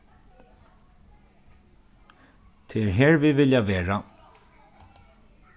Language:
Faroese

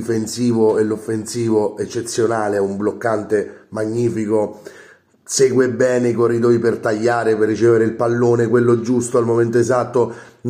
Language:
Italian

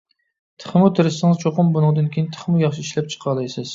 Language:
Uyghur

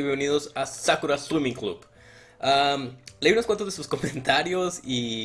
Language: Spanish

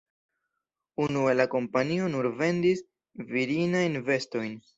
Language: Esperanto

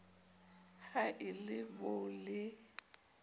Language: Southern Sotho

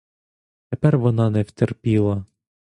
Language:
Ukrainian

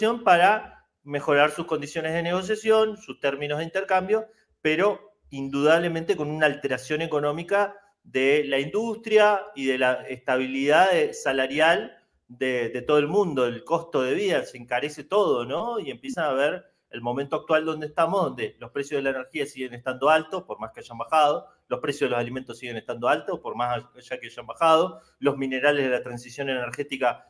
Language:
Spanish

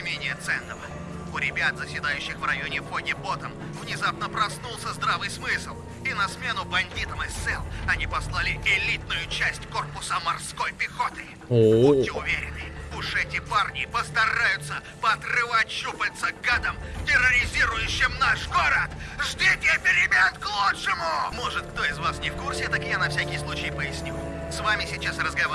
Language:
Russian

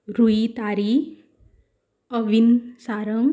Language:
Konkani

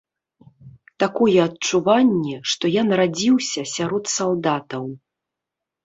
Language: Belarusian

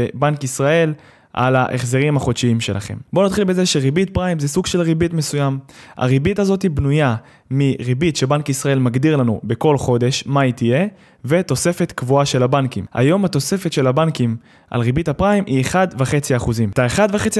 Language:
Hebrew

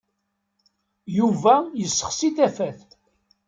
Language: Kabyle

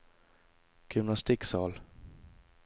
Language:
Norwegian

